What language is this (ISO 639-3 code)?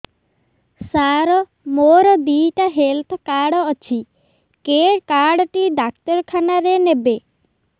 ori